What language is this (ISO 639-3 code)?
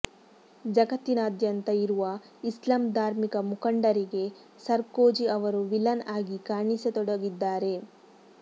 kan